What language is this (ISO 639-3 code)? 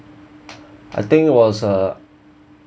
eng